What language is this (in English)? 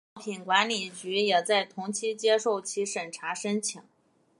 Chinese